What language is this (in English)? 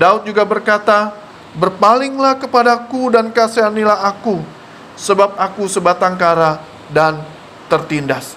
Indonesian